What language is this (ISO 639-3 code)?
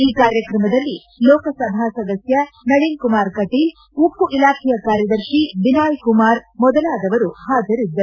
kan